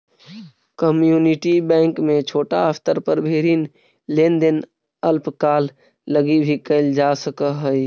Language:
Magahi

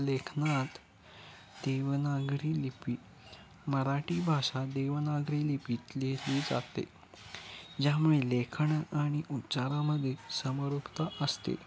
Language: Marathi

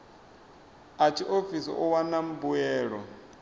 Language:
Venda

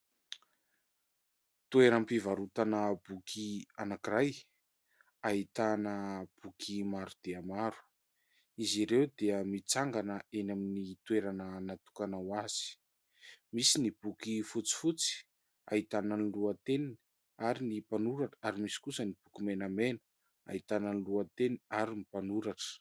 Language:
Malagasy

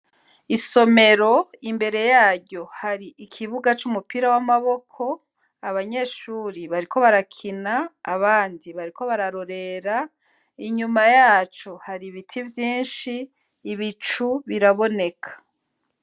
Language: Rundi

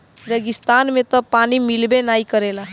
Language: Bhojpuri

